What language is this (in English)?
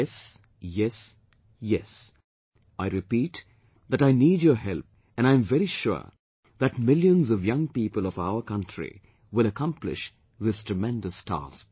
English